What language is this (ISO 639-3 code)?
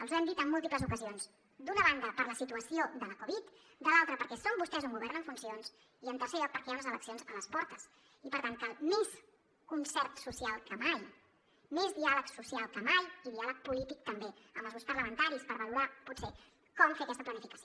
cat